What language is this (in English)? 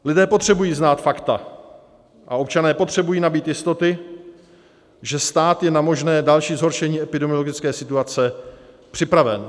Czech